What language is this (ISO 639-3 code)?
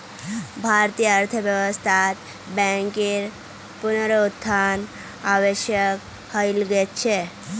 mag